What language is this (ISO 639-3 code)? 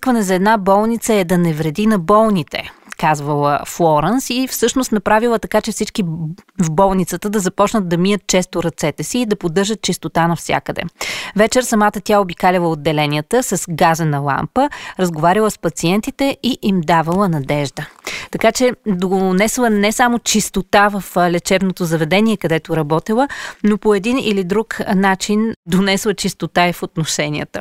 bul